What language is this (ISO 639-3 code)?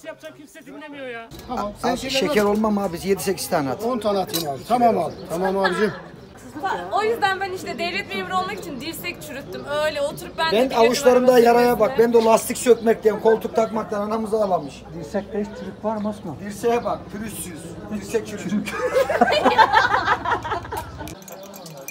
tur